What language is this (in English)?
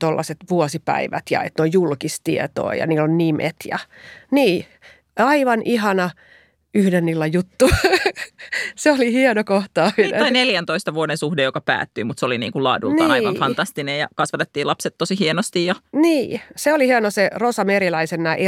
Finnish